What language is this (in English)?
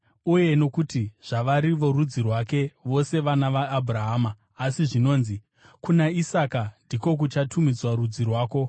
Shona